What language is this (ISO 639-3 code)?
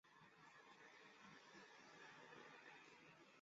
zho